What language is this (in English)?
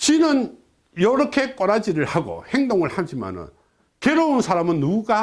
Korean